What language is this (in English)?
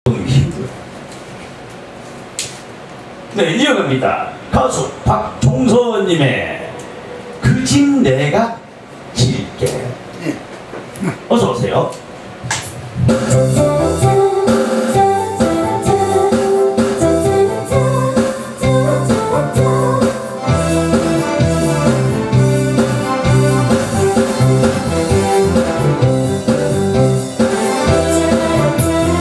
Korean